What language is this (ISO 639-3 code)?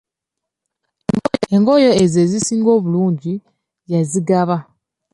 lug